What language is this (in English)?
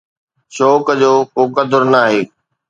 Sindhi